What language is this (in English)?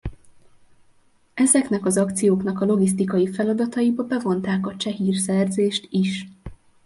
Hungarian